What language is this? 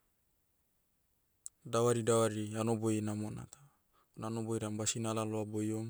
Motu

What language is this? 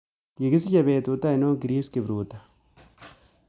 Kalenjin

